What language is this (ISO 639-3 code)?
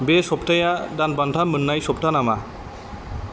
brx